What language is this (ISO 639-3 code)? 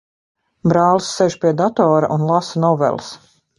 lav